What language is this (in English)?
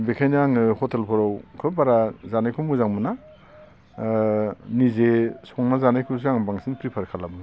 Bodo